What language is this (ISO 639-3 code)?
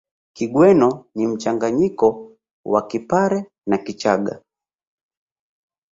swa